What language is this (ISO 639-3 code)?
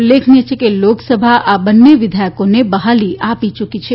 guj